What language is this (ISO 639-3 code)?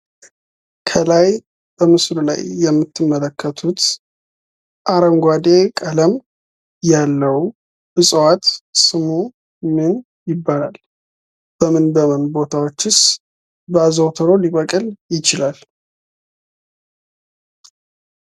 amh